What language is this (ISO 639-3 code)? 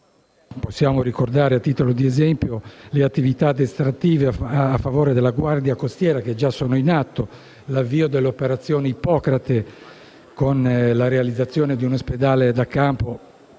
ita